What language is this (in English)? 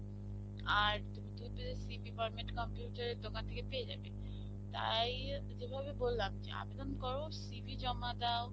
Bangla